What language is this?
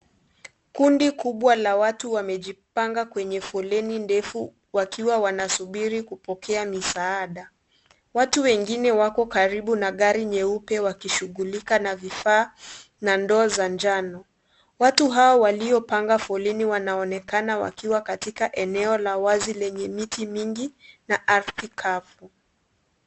Swahili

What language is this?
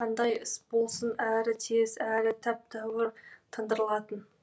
Kazakh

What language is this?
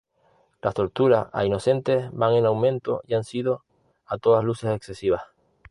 Spanish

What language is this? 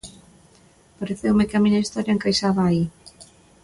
Galician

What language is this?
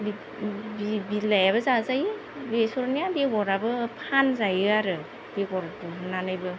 Bodo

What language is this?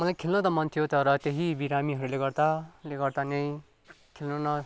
Nepali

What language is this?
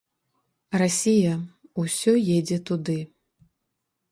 Belarusian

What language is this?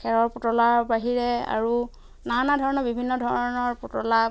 Assamese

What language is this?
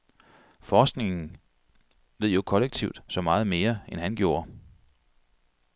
Danish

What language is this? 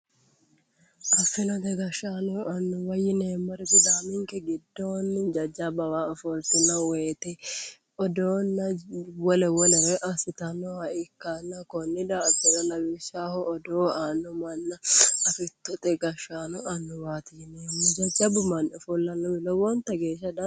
Sidamo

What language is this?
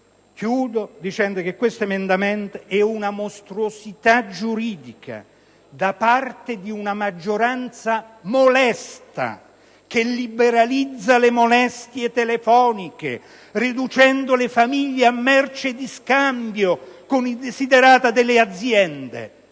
Italian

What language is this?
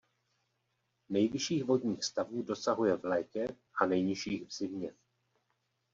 Czech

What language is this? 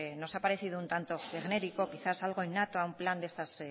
Spanish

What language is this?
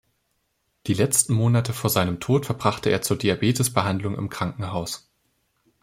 German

